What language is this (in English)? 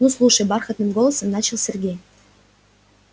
Russian